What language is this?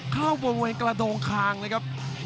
Thai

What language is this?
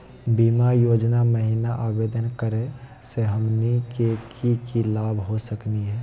Magahi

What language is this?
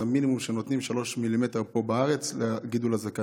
Hebrew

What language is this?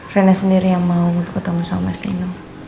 Indonesian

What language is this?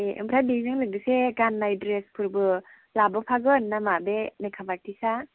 Bodo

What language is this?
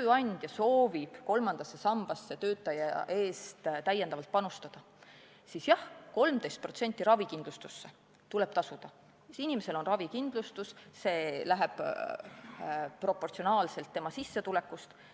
Estonian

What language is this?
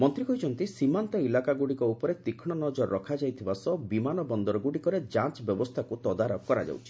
Odia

